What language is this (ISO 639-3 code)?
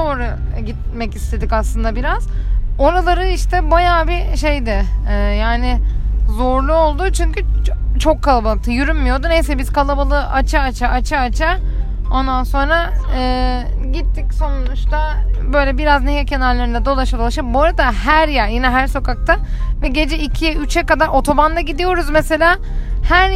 tur